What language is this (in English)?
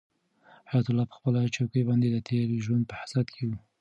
Pashto